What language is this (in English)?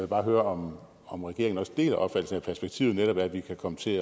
Danish